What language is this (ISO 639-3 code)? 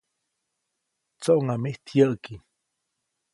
zoc